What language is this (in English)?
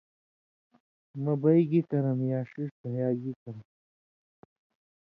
Indus Kohistani